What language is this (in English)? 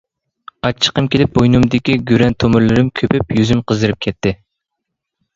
Uyghur